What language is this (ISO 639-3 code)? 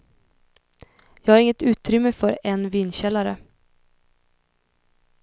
swe